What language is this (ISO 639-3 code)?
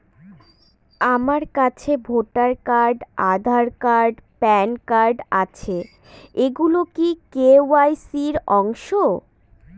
ben